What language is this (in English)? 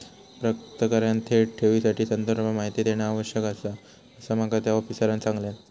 Marathi